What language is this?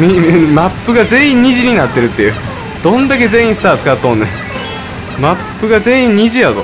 Japanese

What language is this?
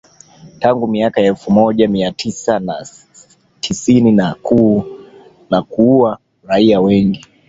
Swahili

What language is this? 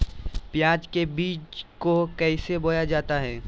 Magahi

